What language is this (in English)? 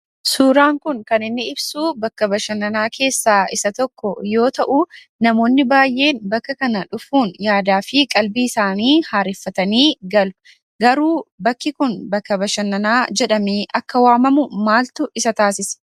Oromo